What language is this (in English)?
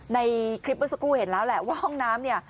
Thai